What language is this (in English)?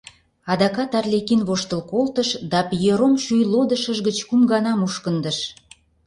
Mari